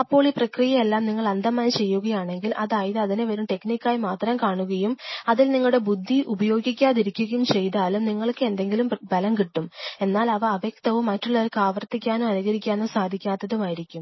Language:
Malayalam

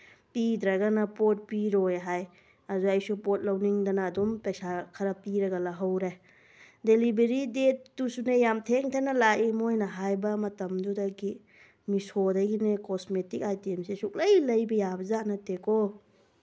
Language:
Manipuri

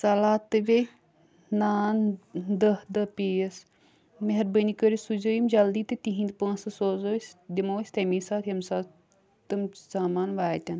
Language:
Kashmiri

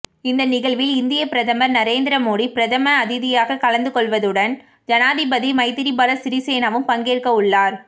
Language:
Tamil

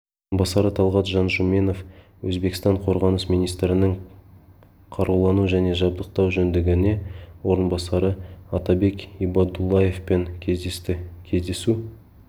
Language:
Kazakh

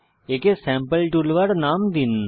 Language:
Bangla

